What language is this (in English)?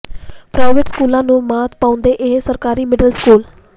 Punjabi